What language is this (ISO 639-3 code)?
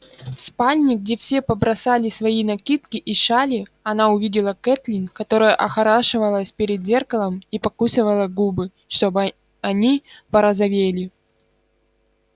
rus